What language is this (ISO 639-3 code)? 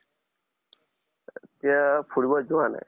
asm